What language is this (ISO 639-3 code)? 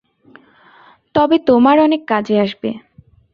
ben